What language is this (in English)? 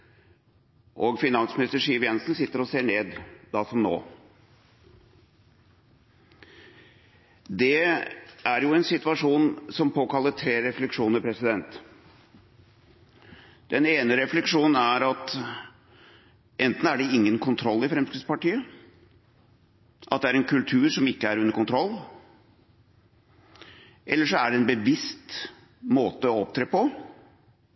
Norwegian Bokmål